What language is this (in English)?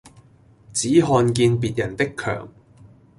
Cantonese